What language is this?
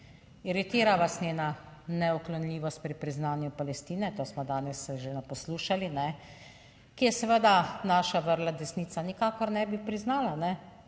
Slovenian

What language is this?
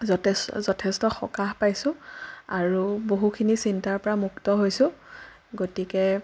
Assamese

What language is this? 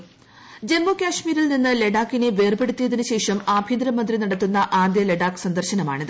Malayalam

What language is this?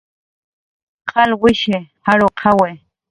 Jaqaru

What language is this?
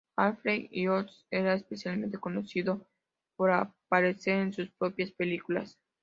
Spanish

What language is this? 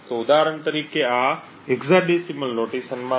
Gujarati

